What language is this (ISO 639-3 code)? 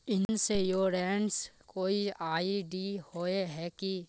mag